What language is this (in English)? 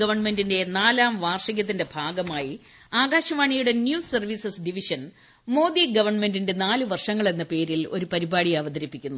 Malayalam